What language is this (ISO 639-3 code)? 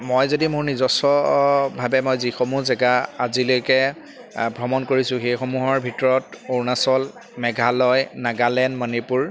asm